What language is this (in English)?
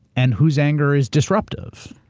English